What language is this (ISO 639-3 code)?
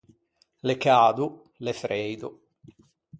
lij